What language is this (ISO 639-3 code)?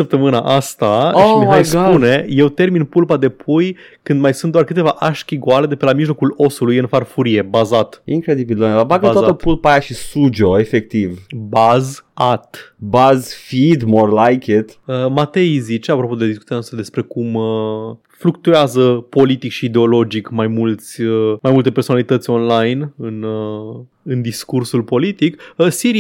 ron